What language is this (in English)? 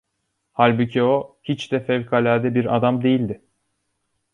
Turkish